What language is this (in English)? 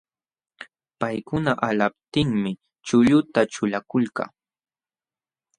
Jauja Wanca Quechua